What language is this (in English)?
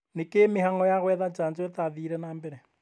Kikuyu